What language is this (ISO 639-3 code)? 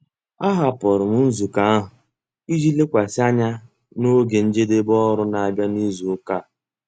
ibo